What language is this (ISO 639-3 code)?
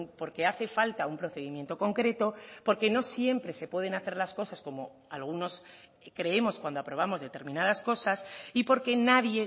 spa